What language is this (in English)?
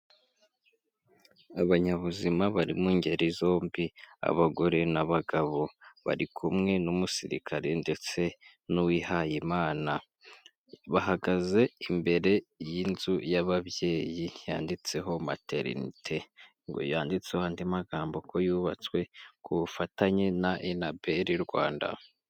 Kinyarwanda